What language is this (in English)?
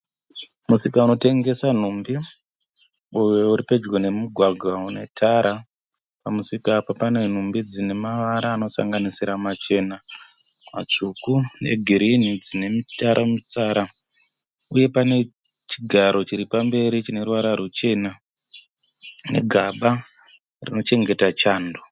Shona